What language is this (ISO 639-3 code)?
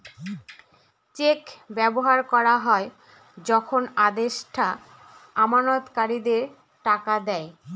ben